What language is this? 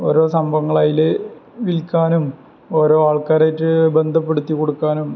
Malayalam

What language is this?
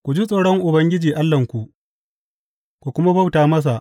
Hausa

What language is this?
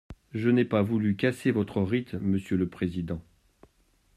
French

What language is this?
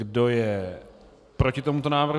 Czech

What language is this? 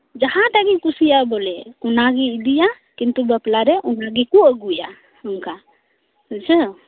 Santali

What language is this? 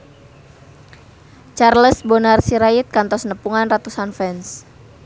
Sundanese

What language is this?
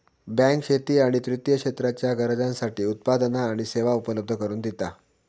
Marathi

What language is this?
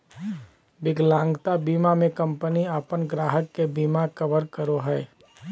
Magahi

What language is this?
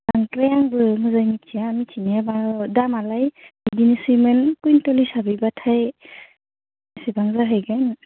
Bodo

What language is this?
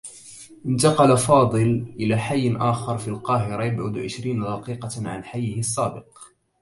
Arabic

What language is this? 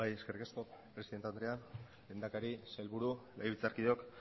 Basque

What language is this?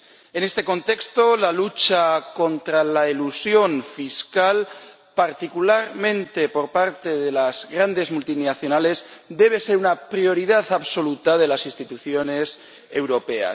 Spanish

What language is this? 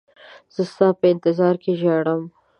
Pashto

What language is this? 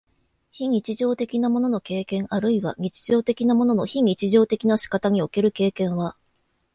Japanese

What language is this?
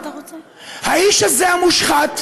Hebrew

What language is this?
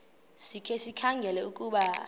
Xhosa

